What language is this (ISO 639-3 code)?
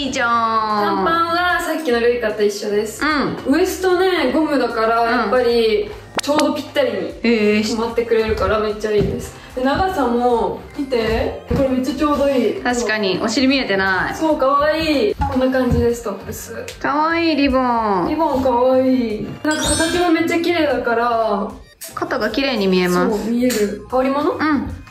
jpn